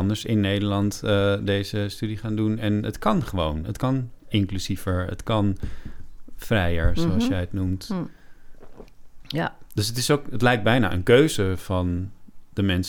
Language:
Dutch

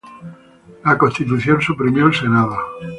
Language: Spanish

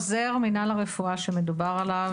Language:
Hebrew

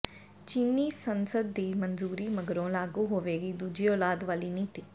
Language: Punjabi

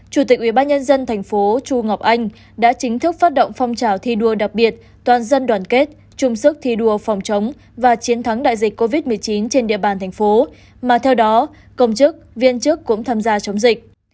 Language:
Vietnamese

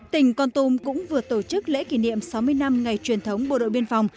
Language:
Vietnamese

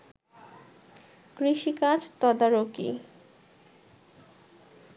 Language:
Bangla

